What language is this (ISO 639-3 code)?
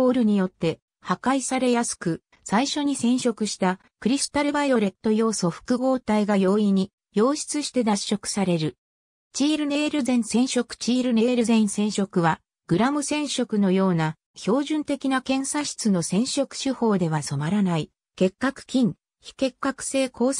jpn